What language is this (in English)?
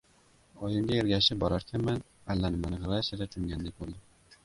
Uzbek